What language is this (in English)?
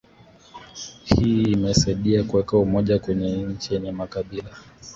Swahili